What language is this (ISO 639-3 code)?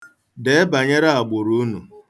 ibo